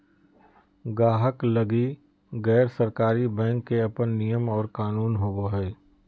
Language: Magahi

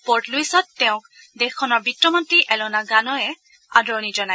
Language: Assamese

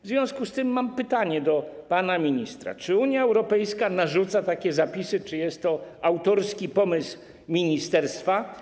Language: Polish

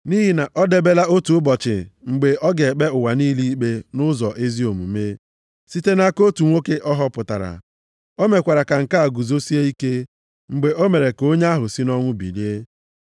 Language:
Igbo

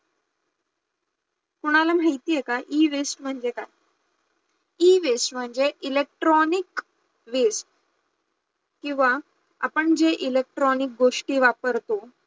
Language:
Marathi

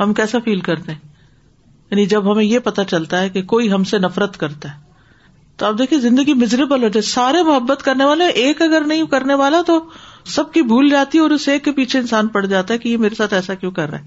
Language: Urdu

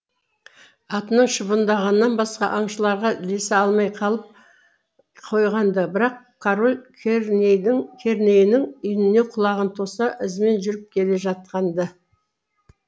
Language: Kazakh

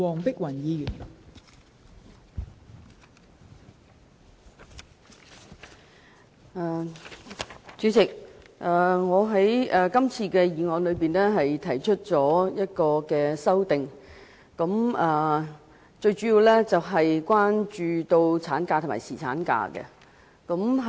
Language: Cantonese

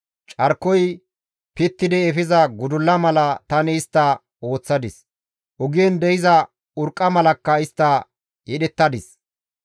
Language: Gamo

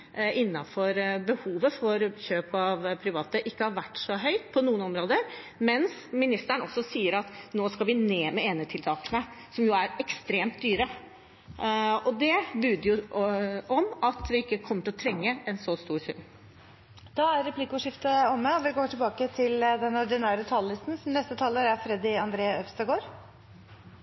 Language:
Norwegian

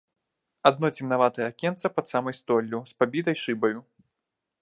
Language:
Belarusian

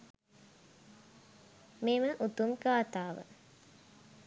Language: Sinhala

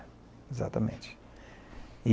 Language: Portuguese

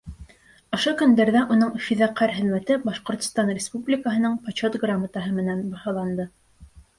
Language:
Bashkir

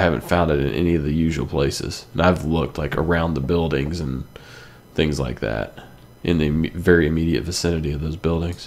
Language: English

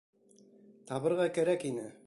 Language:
Bashkir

